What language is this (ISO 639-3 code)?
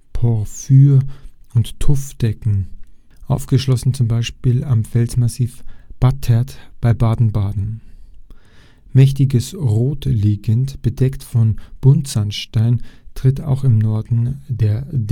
deu